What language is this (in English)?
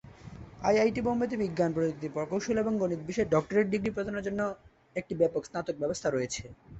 Bangla